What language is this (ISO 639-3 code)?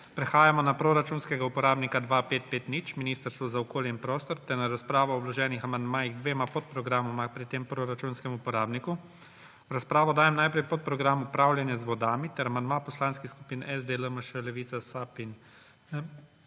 slv